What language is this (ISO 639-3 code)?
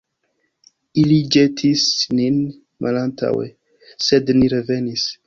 epo